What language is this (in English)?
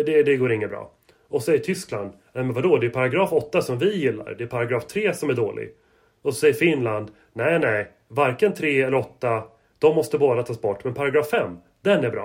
Swedish